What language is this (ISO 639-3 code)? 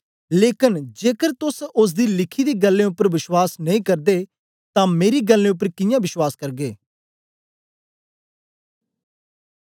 doi